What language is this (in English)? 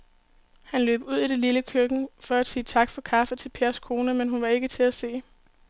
Danish